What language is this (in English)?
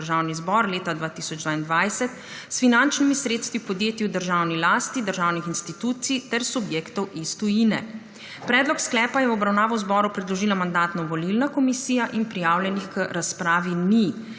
Slovenian